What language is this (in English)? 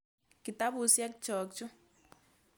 Kalenjin